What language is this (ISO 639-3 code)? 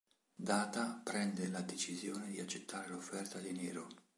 ita